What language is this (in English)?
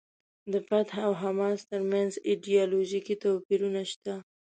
Pashto